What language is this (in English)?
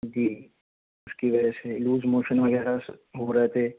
Urdu